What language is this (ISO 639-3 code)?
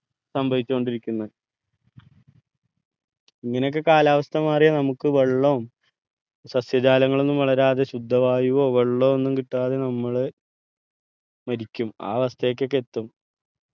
mal